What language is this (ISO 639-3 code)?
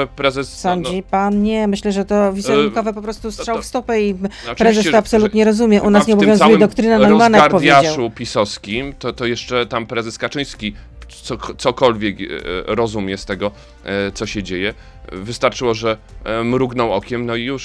pol